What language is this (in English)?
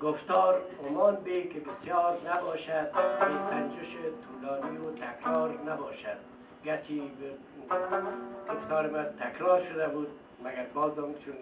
Persian